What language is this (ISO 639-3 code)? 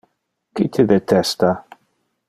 ina